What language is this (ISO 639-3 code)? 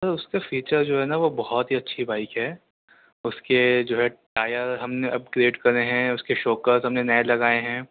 urd